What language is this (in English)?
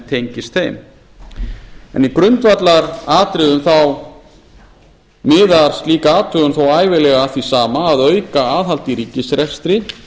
Icelandic